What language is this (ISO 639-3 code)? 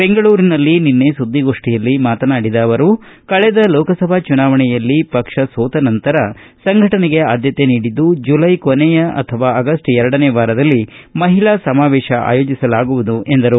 kan